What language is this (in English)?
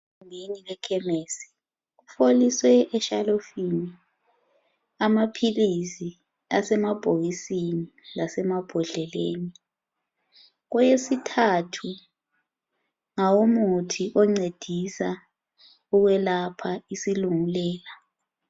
North Ndebele